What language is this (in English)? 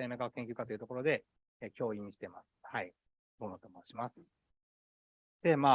Japanese